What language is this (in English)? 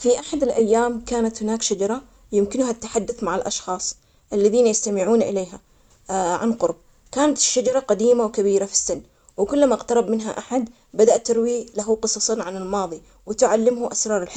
Omani Arabic